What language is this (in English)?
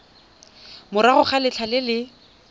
Tswana